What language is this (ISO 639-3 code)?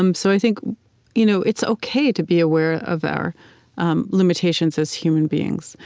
eng